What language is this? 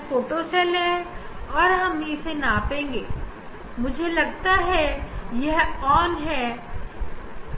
Hindi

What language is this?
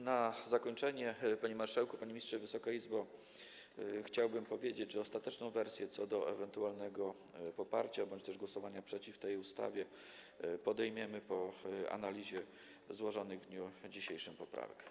Polish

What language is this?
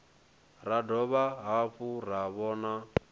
Venda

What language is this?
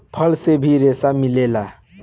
Bhojpuri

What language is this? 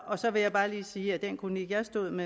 Danish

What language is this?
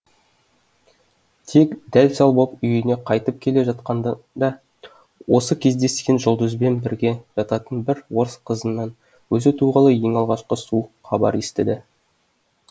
Kazakh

